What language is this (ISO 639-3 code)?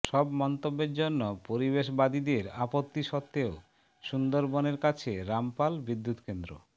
ben